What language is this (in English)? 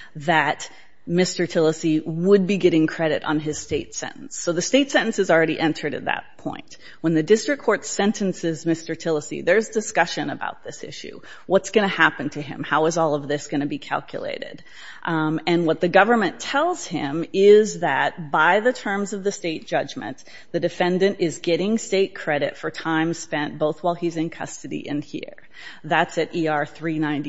English